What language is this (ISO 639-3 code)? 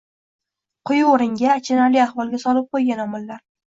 uzb